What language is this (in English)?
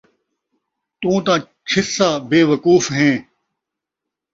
Saraiki